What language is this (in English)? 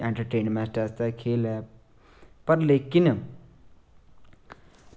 Dogri